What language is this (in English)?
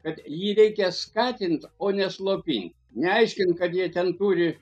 Lithuanian